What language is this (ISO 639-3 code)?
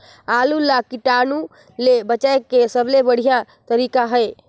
hne